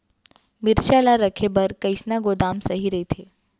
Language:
Chhattisgarhi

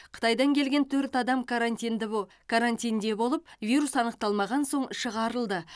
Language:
Kazakh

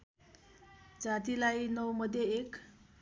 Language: Nepali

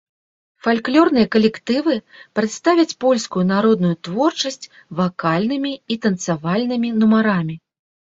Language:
Belarusian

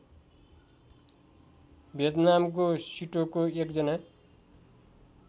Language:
Nepali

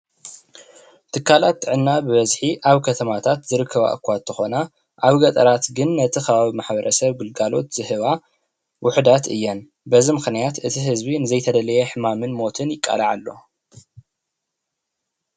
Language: Tigrinya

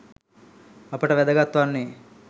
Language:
Sinhala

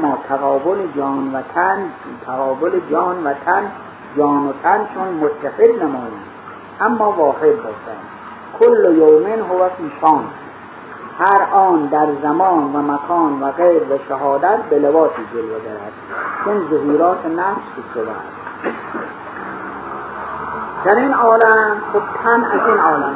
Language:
Persian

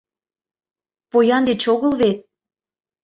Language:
Mari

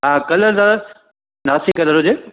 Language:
Sindhi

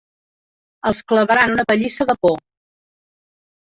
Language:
Catalan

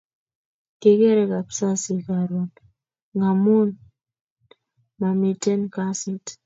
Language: Kalenjin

